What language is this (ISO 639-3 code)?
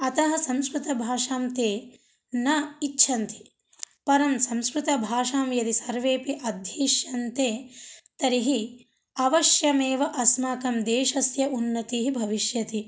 san